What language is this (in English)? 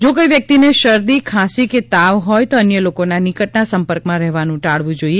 Gujarati